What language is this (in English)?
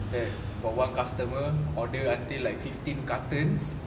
English